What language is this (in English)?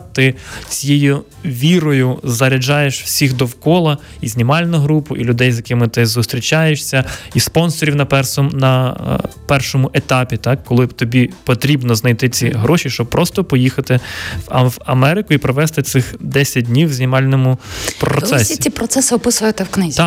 Ukrainian